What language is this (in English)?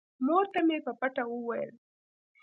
Pashto